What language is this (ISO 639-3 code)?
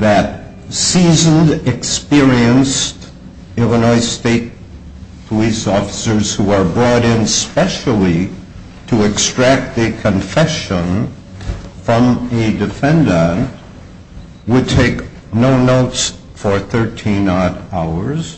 eng